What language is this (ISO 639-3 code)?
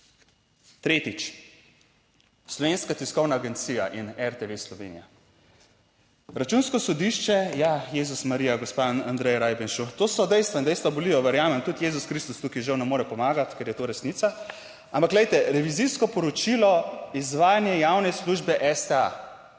slv